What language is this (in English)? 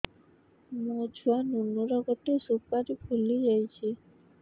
Odia